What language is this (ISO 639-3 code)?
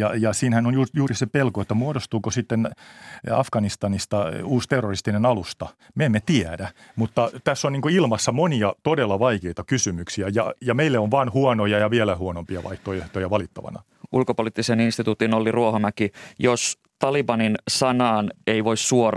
fin